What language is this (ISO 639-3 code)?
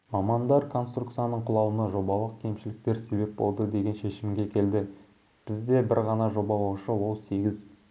kaz